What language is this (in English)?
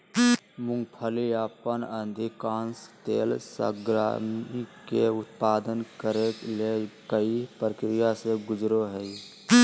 Magahi